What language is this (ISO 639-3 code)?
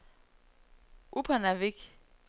dan